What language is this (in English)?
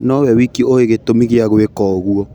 Kikuyu